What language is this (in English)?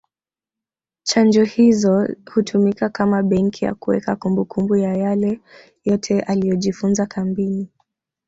Swahili